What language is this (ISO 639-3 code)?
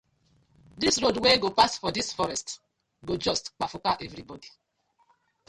pcm